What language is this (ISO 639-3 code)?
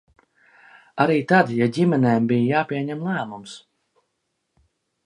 lav